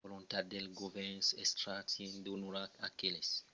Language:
Occitan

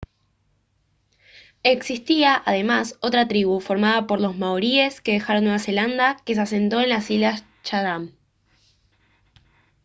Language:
Spanish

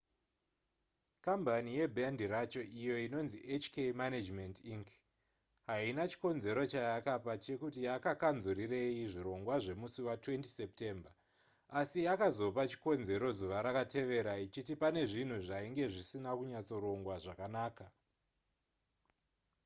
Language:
Shona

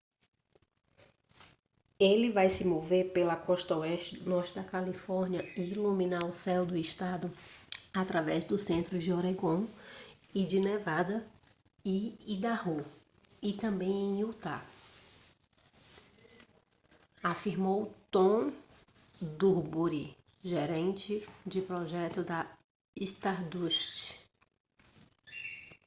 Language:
Portuguese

